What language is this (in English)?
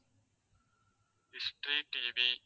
Tamil